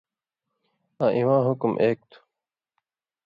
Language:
Indus Kohistani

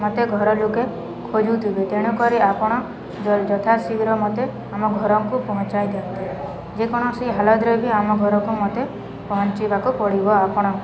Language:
Odia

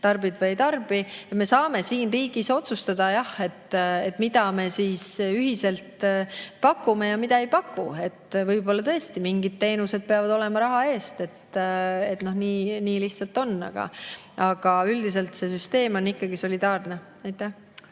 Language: Estonian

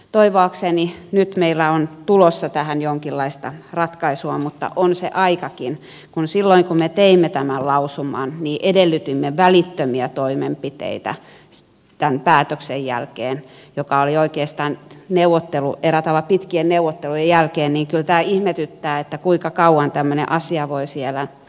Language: Finnish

